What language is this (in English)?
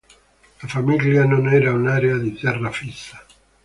Italian